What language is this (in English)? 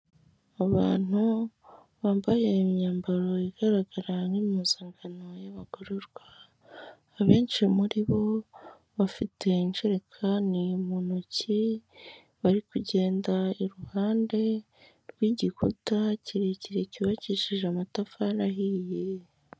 Kinyarwanda